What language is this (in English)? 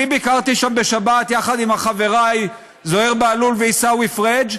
Hebrew